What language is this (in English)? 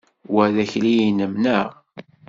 Kabyle